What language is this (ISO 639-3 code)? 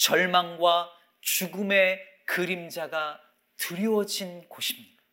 kor